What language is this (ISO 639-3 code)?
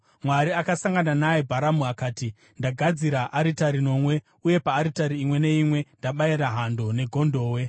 sna